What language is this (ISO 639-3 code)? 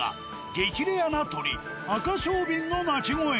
jpn